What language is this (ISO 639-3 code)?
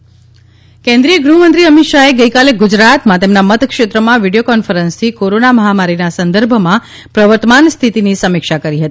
guj